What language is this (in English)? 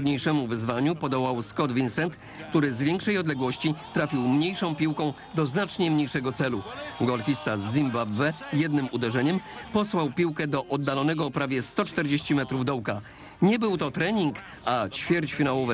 Polish